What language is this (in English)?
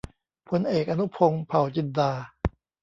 Thai